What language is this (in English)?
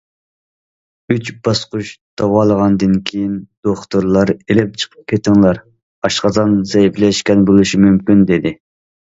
Uyghur